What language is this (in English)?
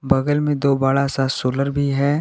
Hindi